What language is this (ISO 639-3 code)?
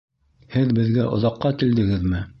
bak